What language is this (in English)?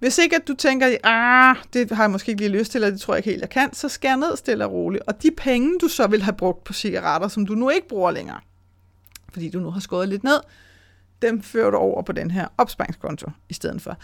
Danish